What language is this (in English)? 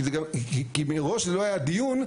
Hebrew